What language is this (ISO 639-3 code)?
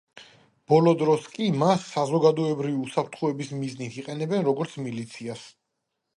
kat